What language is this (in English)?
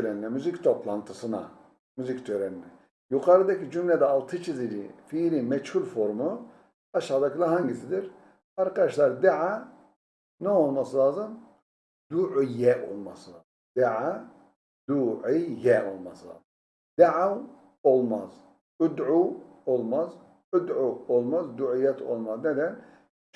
Turkish